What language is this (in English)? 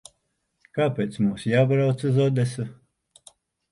Latvian